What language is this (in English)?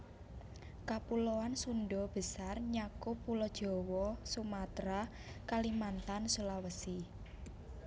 Javanese